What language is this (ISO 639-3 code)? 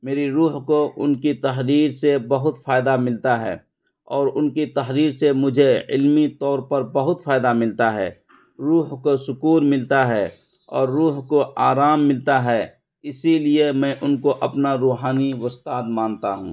urd